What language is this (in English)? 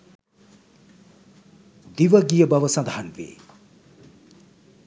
Sinhala